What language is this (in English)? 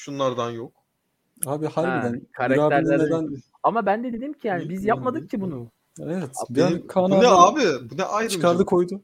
Turkish